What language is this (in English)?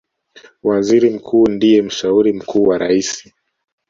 Swahili